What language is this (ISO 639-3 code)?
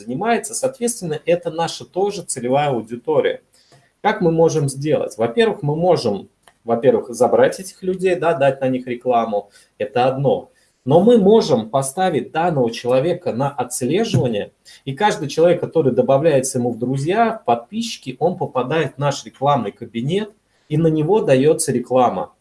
rus